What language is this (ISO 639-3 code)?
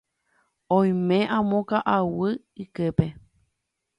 grn